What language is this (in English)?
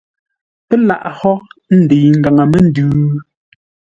Ngombale